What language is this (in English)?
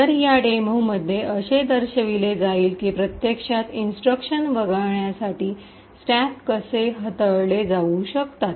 Marathi